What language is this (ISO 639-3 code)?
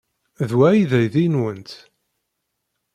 kab